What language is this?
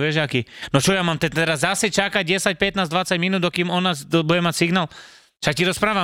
Slovak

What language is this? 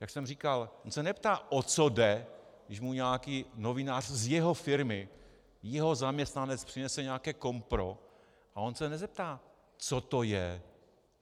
Czech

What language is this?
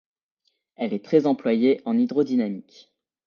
French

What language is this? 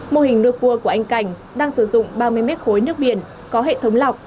Vietnamese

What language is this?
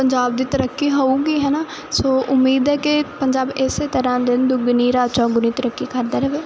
Punjabi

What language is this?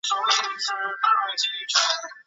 Chinese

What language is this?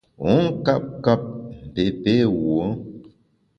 Bamun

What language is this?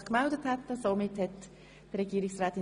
Swiss German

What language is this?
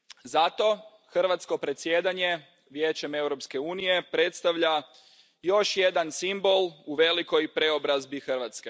Croatian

